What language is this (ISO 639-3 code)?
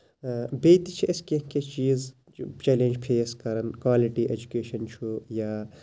kas